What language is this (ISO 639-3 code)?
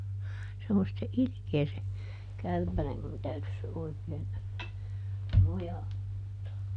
fin